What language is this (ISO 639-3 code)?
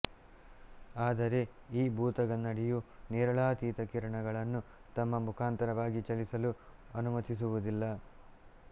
kan